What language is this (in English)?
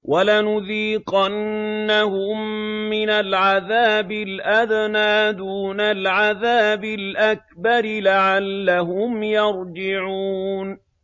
Arabic